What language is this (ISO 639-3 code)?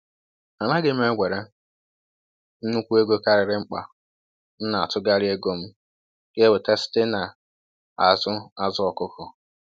ibo